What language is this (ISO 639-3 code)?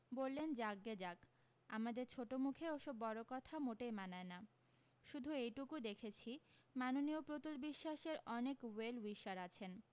ben